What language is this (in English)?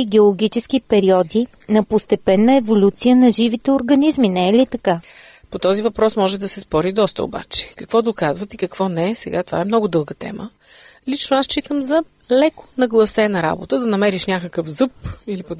Bulgarian